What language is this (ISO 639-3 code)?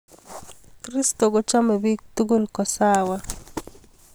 kln